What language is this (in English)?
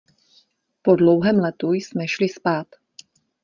Czech